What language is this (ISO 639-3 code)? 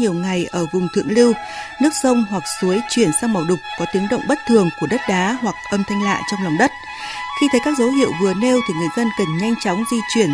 vie